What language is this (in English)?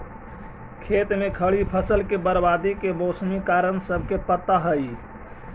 Magahi